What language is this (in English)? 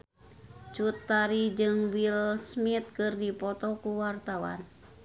Sundanese